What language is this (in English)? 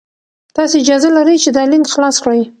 Pashto